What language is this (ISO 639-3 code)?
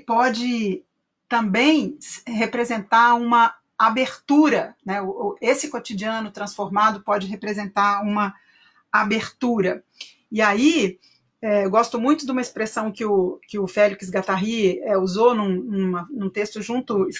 por